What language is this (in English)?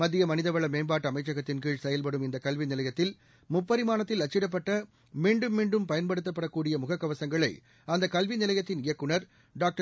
Tamil